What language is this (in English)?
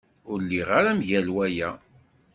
Kabyle